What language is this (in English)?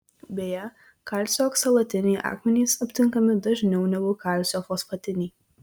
Lithuanian